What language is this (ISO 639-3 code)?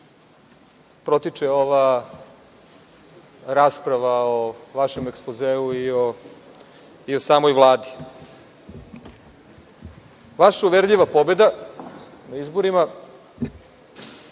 srp